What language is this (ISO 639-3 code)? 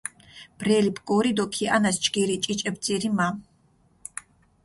xmf